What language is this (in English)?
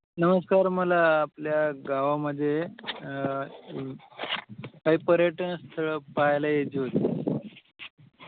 Marathi